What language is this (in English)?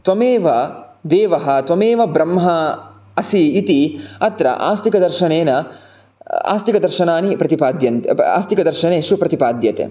Sanskrit